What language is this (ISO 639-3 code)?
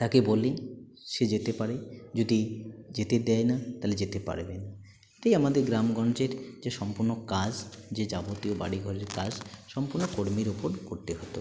ben